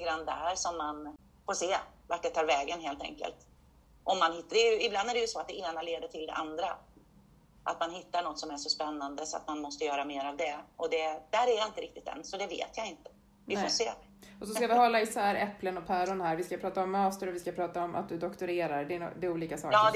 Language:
Swedish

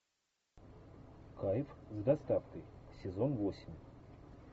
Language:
Russian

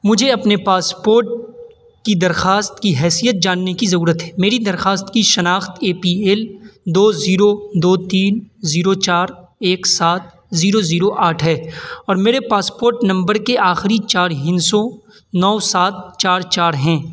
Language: Urdu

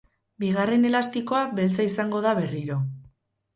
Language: Basque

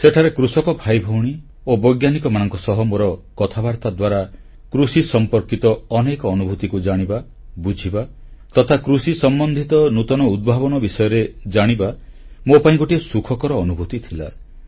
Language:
Odia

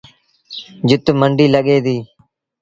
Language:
Sindhi Bhil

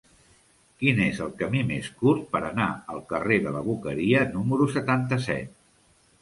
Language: Catalan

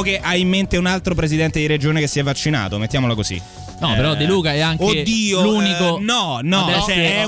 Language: Italian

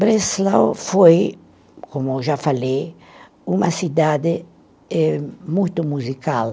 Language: Portuguese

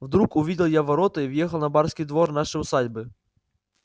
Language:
Russian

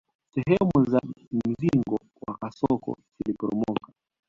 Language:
Swahili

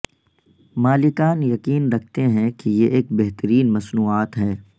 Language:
Urdu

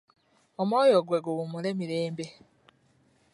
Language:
Ganda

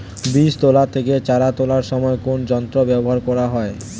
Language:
Bangla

